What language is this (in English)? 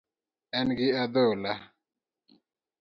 Luo (Kenya and Tanzania)